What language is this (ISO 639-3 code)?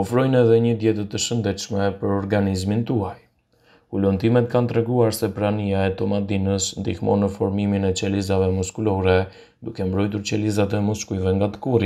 ron